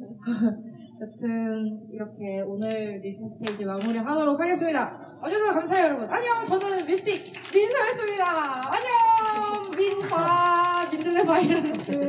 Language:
Korean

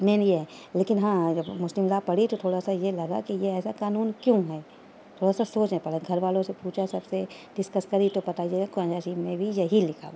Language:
Urdu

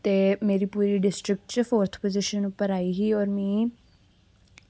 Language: Dogri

